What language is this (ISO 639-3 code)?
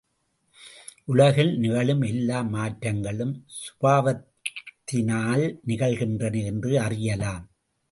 tam